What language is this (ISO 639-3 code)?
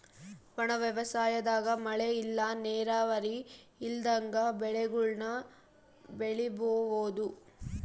kan